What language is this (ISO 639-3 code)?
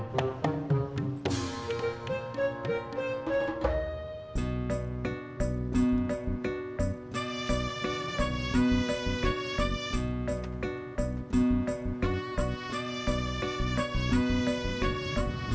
ind